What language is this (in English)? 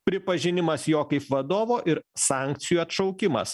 Lithuanian